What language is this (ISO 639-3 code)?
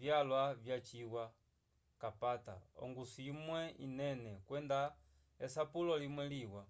umb